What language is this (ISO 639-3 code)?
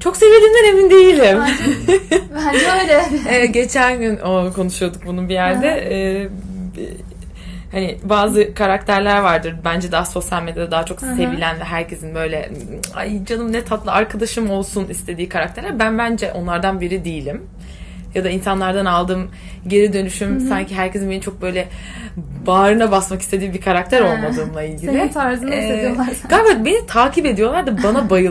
tur